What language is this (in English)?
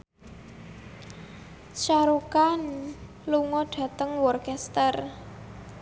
Javanese